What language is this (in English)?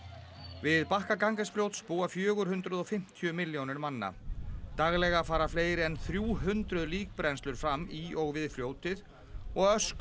Icelandic